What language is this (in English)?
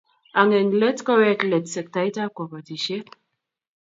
Kalenjin